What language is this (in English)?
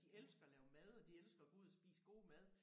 Danish